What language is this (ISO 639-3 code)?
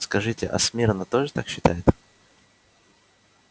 rus